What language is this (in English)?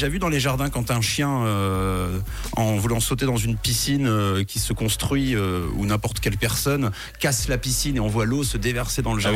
French